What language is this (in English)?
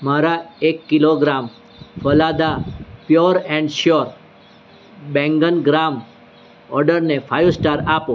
Gujarati